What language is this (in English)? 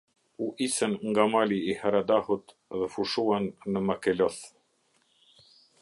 Albanian